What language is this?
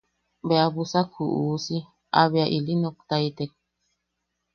Yaqui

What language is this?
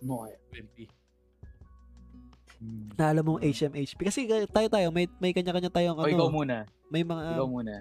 Filipino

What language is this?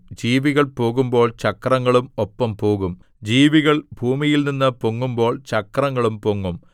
Malayalam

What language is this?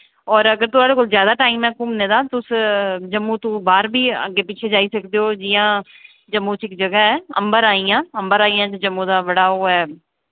Dogri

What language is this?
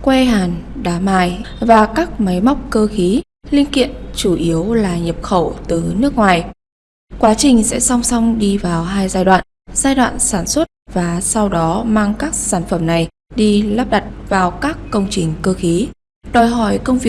Vietnamese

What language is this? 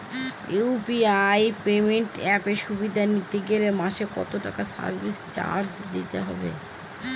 Bangla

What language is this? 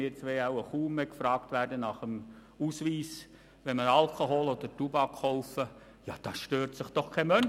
Swiss German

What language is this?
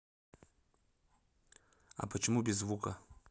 Russian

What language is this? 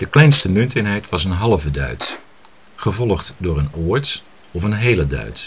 Dutch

